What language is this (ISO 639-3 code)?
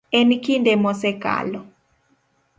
luo